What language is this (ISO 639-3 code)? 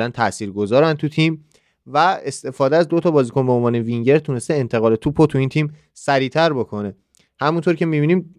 fas